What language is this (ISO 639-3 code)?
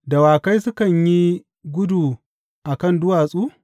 hau